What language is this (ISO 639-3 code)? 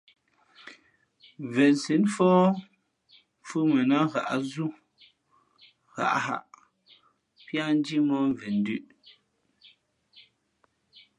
fmp